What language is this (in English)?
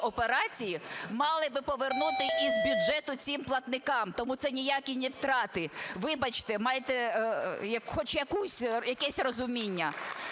Ukrainian